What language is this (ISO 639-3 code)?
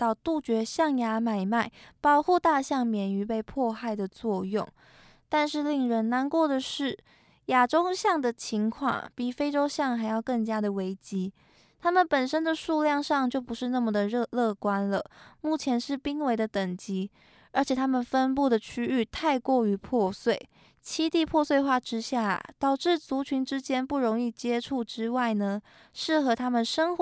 zho